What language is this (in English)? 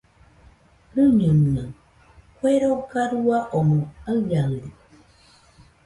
Nüpode Huitoto